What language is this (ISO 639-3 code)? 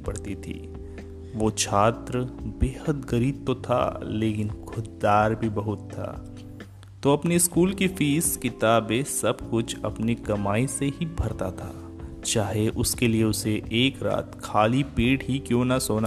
hin